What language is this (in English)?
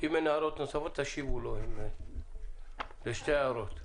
Hebrew